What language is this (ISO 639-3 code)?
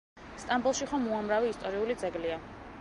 kat